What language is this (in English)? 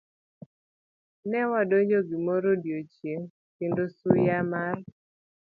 Luo (Kenya and Tanzania)